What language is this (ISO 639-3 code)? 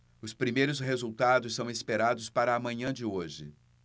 por